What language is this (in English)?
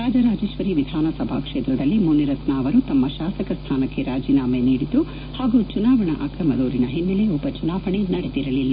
Kannada